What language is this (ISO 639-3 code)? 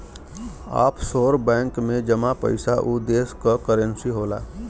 bho